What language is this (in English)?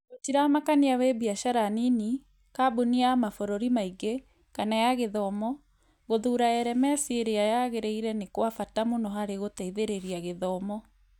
Kikuyu